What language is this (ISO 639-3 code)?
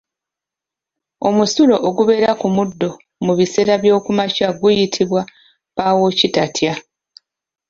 lug